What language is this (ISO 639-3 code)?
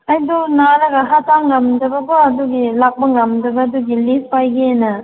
mni